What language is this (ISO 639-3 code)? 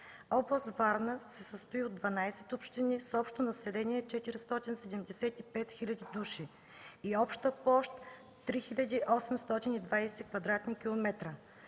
bul